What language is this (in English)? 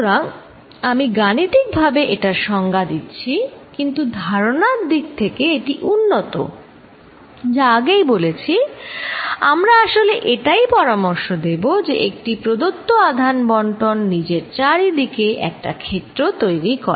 Bangla